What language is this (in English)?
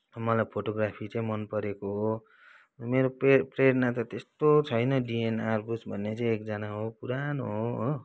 Nepali